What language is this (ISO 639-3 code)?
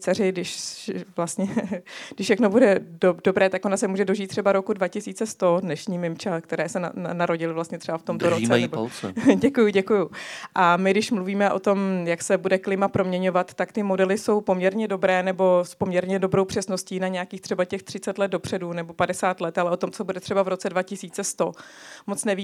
ces